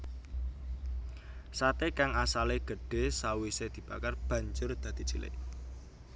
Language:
Javanese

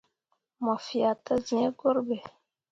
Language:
Mundang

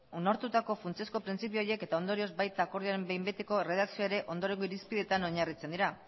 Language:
Basque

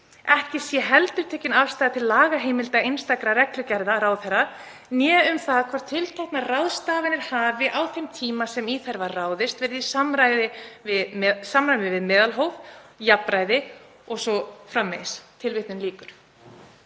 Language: Icelandic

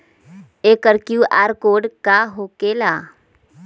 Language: Magahi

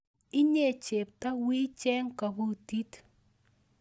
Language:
Kalenjin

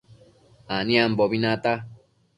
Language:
Matsés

